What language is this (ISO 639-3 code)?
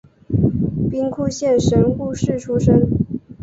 zho